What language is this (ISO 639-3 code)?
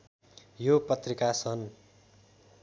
nep